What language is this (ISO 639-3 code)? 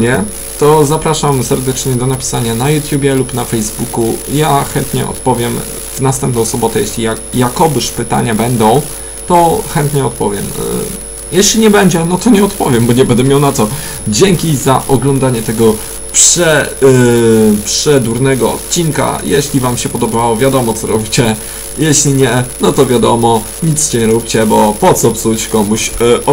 pol